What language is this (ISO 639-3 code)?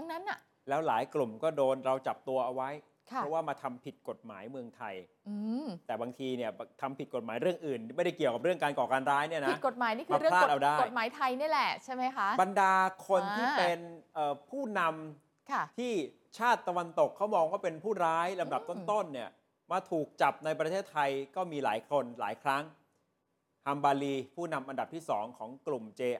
tha